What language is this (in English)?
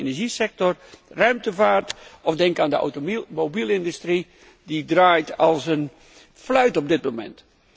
Dutch